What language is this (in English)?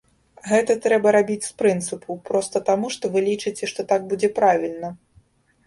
Belarusian